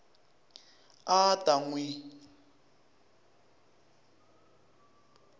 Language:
Tsonga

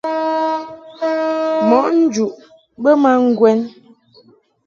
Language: Mungaka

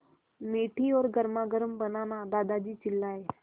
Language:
Hindi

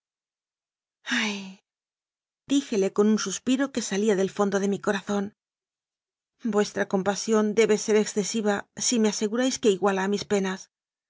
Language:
Spanish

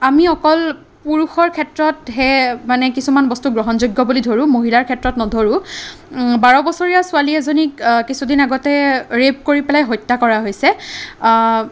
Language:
Assamese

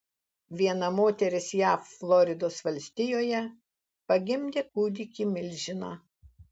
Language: Lithuanian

